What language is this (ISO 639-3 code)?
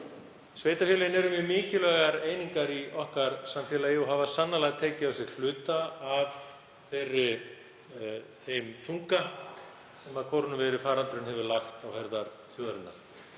isl